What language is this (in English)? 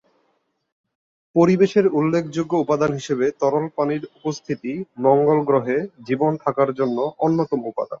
Bangla